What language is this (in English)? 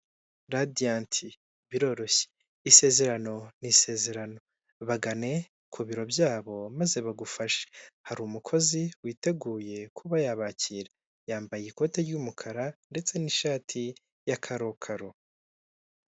Kinyarwanda